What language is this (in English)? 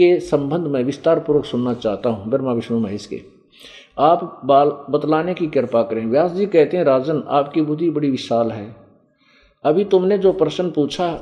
Hindi